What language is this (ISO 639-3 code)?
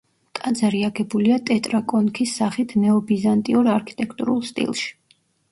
kat